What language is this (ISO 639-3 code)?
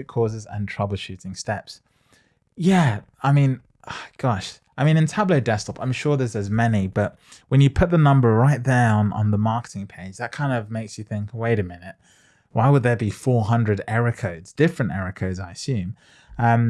eng